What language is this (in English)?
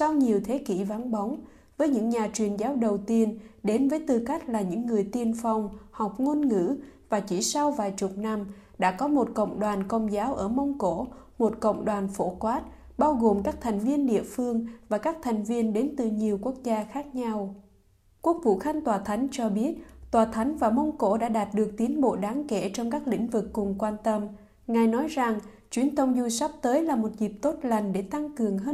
Vietnamese